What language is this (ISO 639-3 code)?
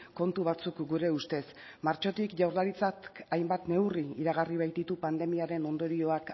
eus